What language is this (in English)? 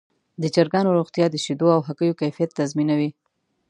Pashto